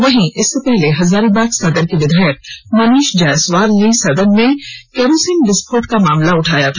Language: Hindi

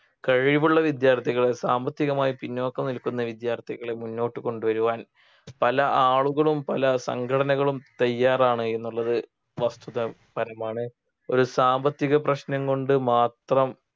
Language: Malayalam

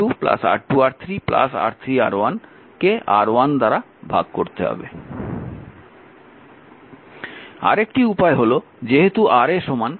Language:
Bangla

